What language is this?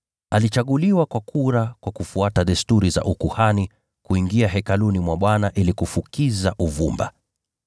Swahili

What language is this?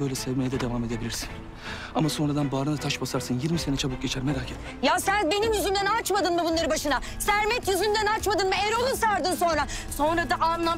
Turkish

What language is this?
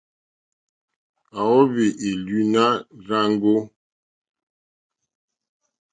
Mokpwe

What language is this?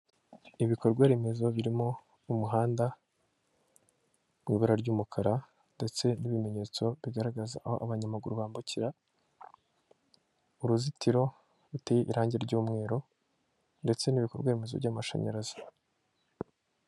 Kinyarwanda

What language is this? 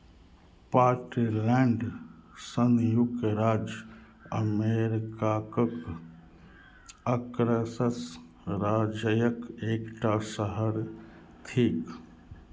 Maithili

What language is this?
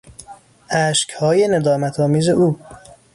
Persian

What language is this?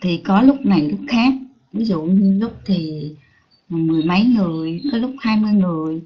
Vietnamese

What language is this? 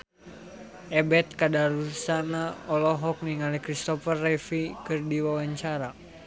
Sundanese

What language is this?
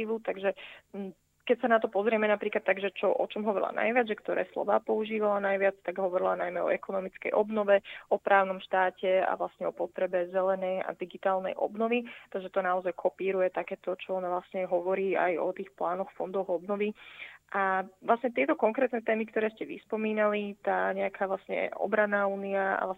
Slovak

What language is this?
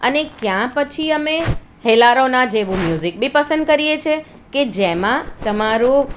Gujarati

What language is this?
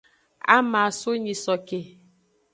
Aja (Benin)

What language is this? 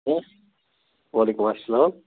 Kashmiri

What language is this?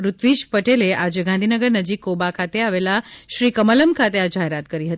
Gujarati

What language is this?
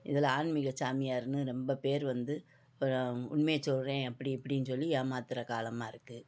Tamil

